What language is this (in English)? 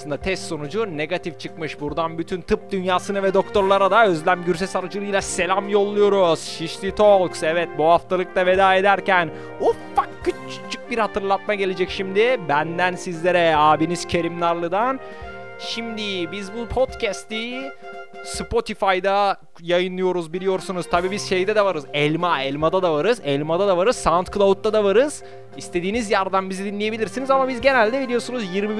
Turkish